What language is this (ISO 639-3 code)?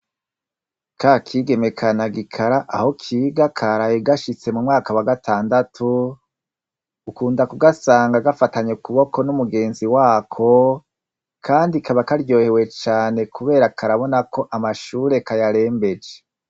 run